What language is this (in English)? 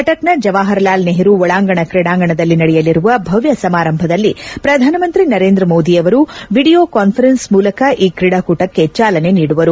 Kannada